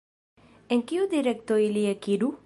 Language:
Esperanto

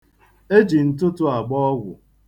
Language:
Igbo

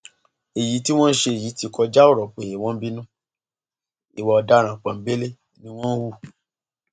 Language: Yoruba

